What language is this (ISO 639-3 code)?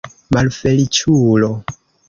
epo